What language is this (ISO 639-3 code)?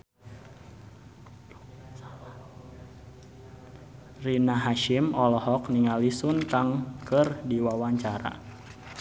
sun